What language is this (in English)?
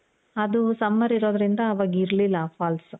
Kannada